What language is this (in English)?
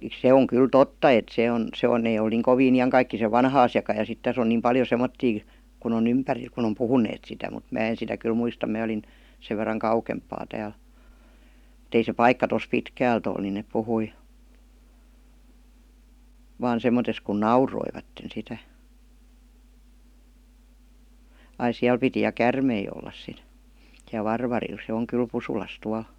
Finnish